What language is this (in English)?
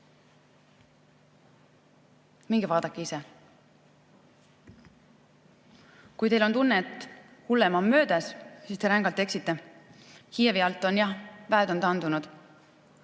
Estonian